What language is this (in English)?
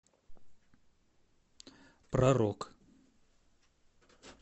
Russian